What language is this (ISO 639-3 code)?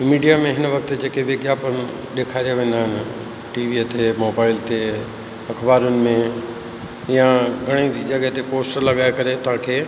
snd